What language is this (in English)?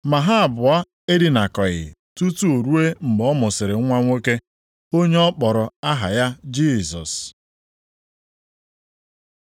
Igbo